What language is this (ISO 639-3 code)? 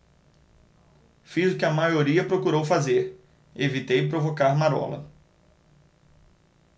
por